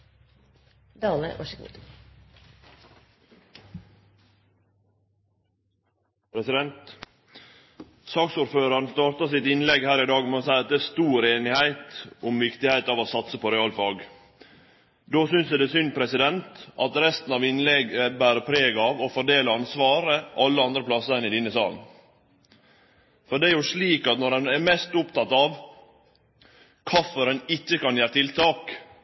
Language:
Norwegian Nynorsk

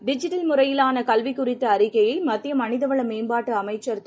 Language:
Tamil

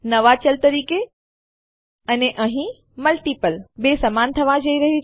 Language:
Gujarati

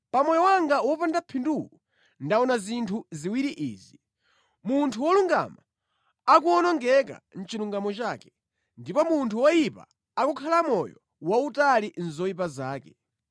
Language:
Nyanja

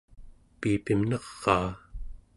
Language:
Central Yupik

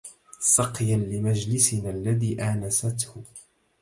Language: Arabic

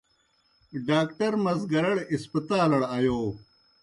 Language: Kohistani Shina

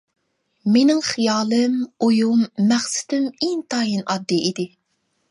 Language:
Uyghur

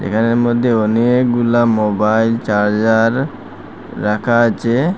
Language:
Bangla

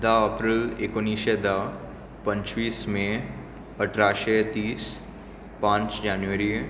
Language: Konkani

